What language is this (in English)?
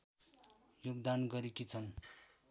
Nepali